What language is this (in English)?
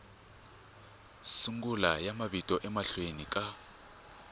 Tsonga